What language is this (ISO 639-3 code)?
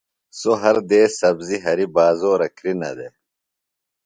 phl